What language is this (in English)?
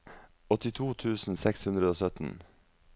Norwegian